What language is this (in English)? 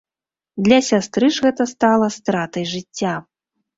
Belarusian